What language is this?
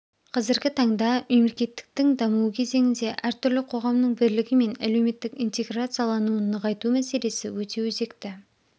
Kazakh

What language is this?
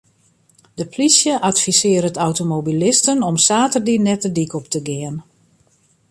Western Frisian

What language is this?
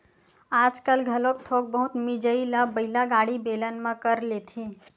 Chhattisgarhi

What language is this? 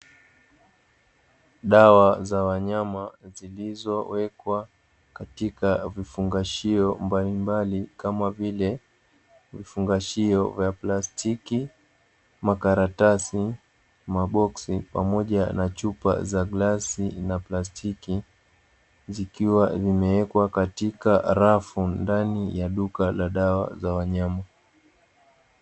Swahili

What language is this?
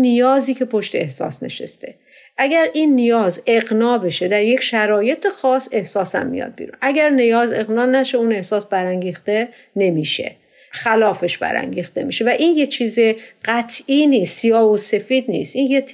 Persian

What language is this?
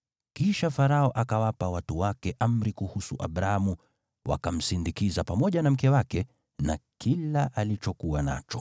Swahili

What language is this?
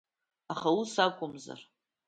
Abkhazian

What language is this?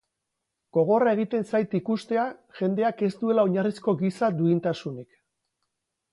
Basque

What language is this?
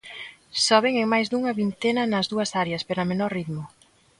Galician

